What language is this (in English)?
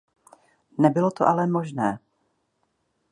Czech